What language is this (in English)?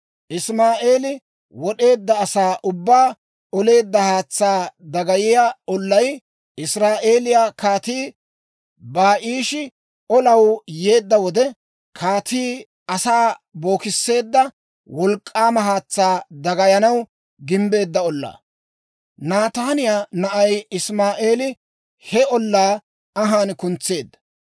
Dawro